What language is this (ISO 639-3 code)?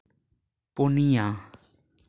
sat